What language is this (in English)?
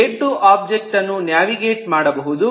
Kannada